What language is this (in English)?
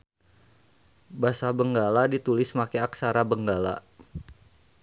Sundanese